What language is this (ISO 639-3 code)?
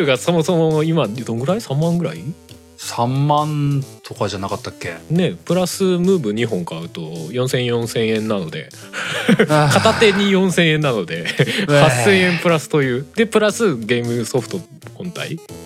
jpn